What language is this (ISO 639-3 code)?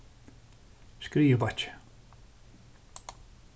fao